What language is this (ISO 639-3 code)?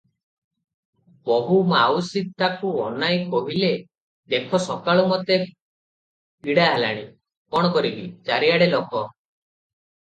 ori